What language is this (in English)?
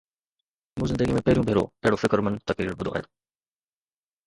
Sindhi